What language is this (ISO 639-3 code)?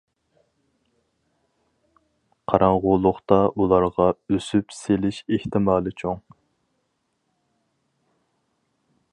uig